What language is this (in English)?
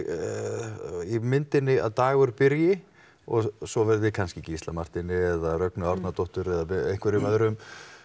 Icelandic